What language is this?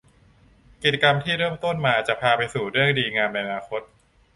Thai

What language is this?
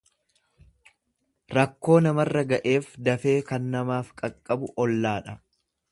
Oromo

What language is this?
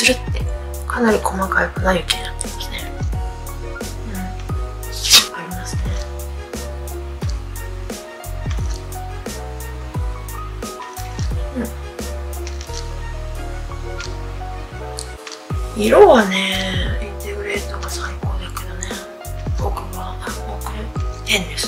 Japanese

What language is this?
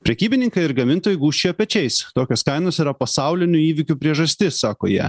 Lithuanian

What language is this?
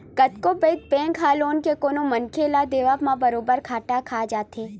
Chhattisgarhi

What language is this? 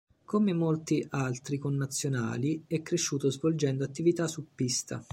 Italian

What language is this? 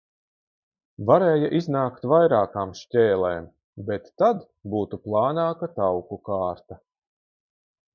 Latvian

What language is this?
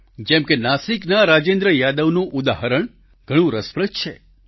Gujarati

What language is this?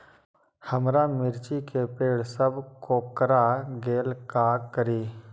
Magahi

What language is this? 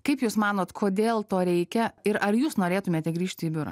Lithuanian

